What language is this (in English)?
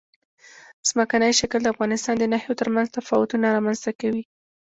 Pashto